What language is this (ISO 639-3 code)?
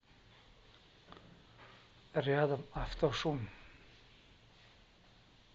rus